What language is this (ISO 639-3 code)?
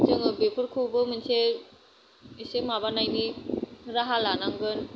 brx